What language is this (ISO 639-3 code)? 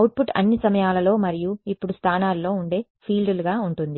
tel